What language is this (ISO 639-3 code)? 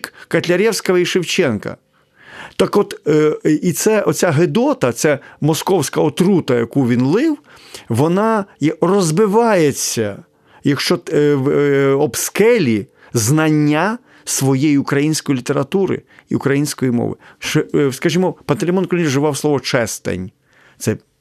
ukr